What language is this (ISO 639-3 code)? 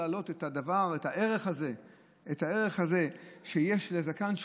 heb